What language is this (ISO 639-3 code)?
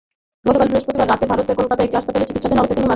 ben